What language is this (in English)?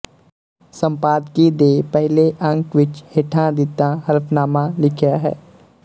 Punjabi